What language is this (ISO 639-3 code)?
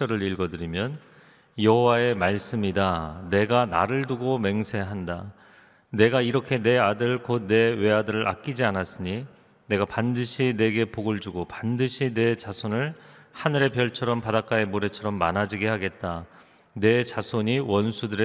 kor